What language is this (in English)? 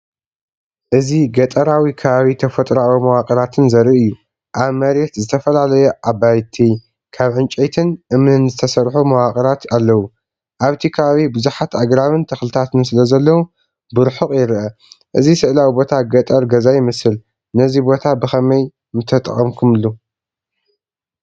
Tigrinya